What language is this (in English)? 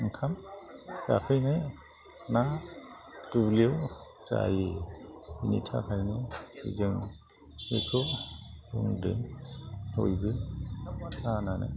Bodo